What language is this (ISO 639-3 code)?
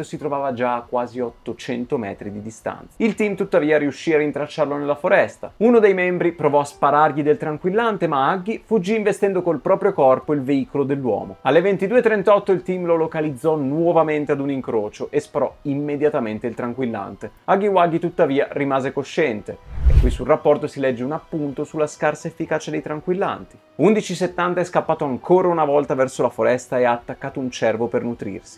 ita